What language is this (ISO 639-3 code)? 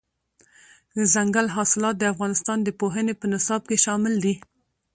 pus